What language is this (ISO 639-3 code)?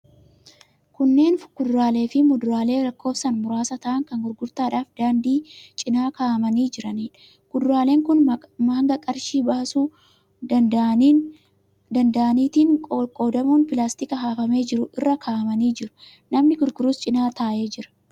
orm